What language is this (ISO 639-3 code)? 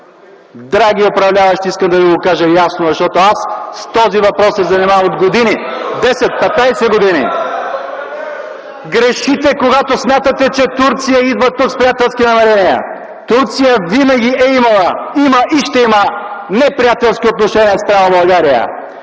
bul